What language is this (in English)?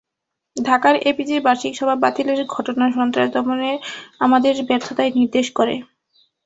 Bangla